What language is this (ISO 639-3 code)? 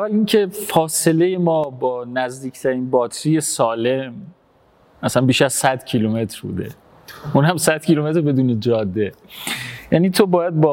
fas